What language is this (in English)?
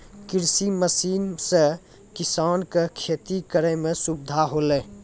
Maithili